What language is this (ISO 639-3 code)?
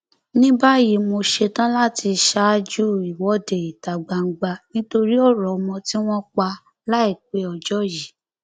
yor